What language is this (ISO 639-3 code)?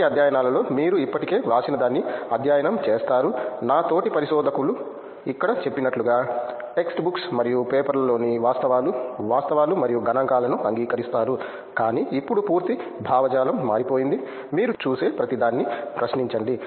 tel